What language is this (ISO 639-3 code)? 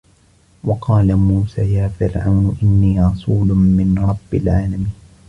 ara